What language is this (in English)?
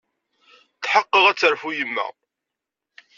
Kabyle